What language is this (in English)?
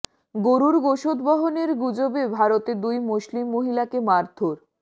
Bangla